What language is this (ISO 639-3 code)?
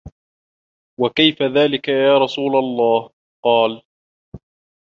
ara